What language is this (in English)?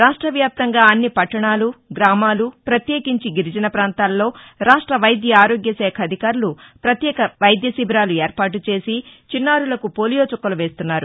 Telugu